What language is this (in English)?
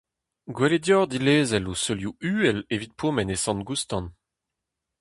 Breton